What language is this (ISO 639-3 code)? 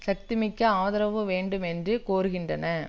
tam